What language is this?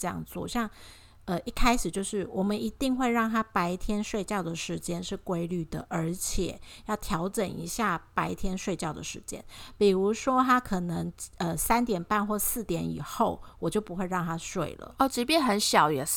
Chinese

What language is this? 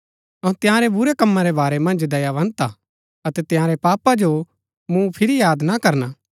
Gaddi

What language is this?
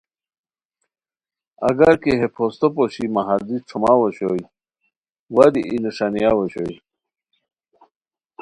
Khowar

